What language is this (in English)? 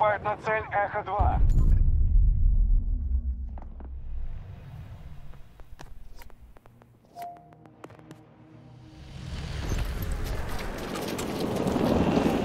Russian